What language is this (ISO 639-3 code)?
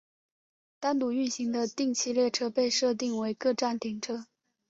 zho